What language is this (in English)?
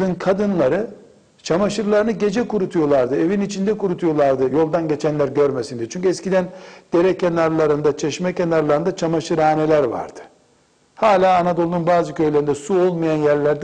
Turkish